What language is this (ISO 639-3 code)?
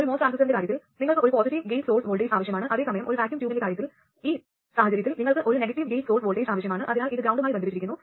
mal